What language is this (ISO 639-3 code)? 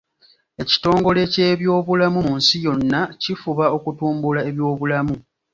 lug